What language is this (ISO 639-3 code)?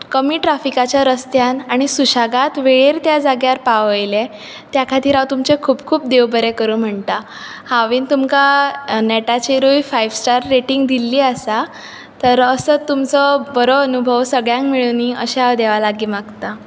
kok